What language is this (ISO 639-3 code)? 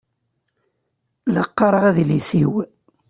kab